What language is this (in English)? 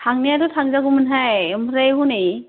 Bodo